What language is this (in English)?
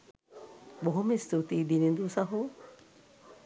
Sinhala